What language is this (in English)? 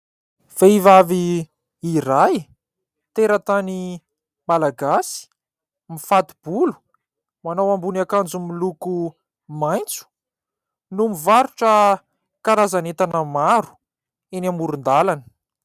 Malagasy